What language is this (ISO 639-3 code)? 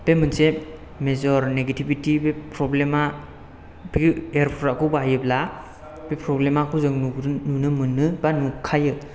brx